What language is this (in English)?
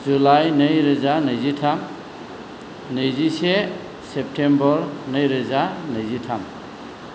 Bodo